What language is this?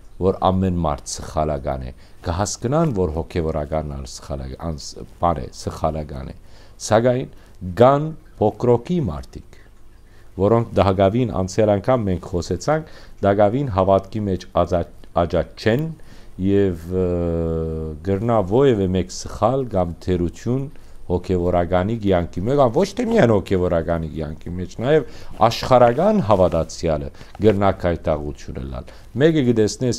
Turkish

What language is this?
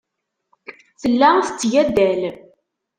Kabyle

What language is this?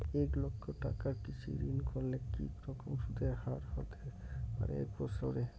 Bangla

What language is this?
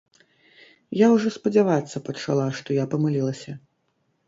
Belarusian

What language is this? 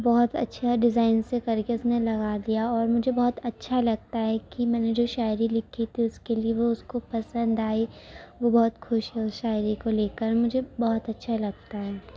Urdu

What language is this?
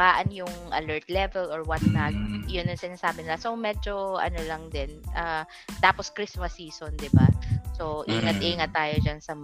Filipino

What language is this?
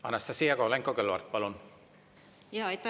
Estonian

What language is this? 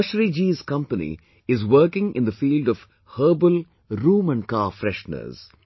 English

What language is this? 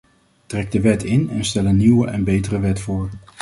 Dutch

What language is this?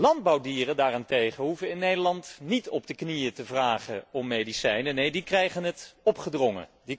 Dutch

